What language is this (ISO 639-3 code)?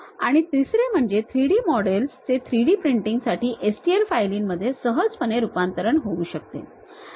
mar